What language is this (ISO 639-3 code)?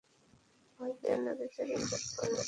ben